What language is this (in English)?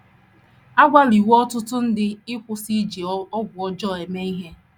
Igbo